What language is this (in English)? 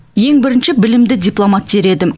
Kazakh